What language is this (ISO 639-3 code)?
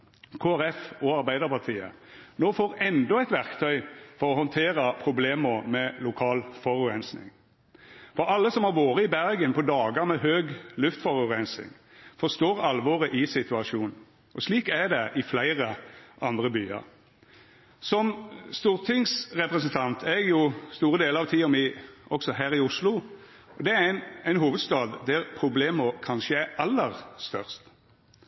nno